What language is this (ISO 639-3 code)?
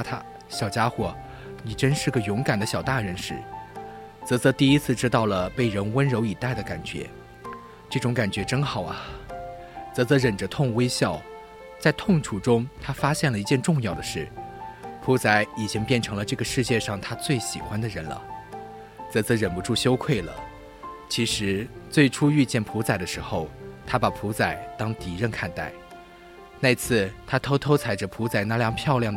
zho